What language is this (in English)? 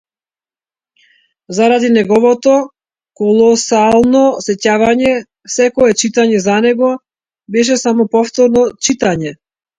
Macedonian